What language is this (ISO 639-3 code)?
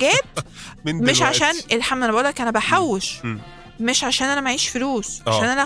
ara